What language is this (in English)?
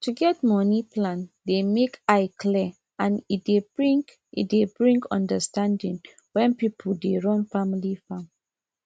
Nigerian Pidgin